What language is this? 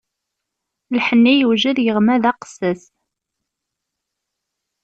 Kabyle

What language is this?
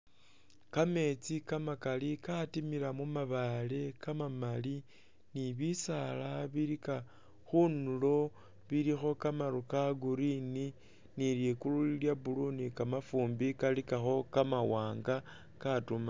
Masaaba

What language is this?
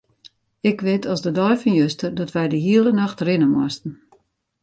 Western Frisian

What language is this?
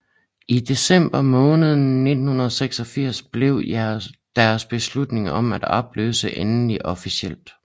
Danish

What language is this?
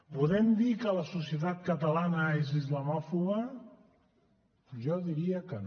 Catalan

